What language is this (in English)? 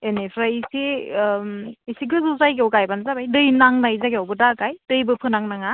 Bodo